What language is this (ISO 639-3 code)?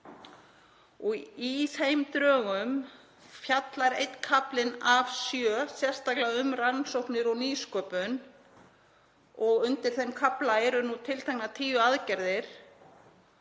isl